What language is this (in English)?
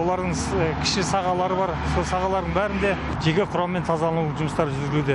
Turkish